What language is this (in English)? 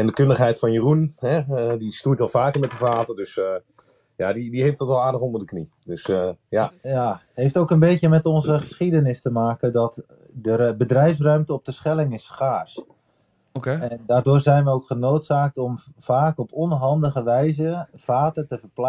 Dutch